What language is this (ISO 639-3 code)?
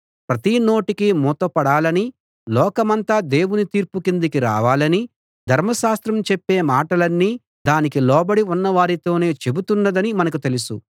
tel